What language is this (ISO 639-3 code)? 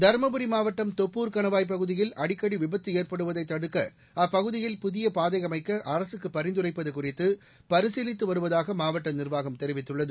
tam